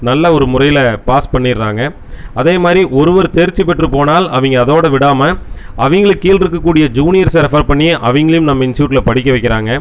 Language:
Tamil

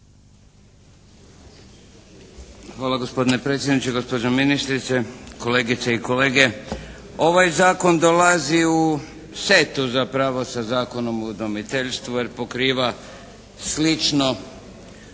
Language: Croatian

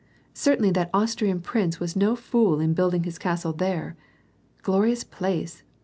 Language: English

